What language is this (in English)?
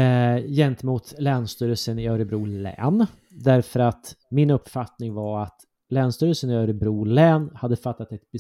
Swedish